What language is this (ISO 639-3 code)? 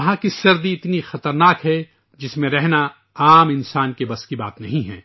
urd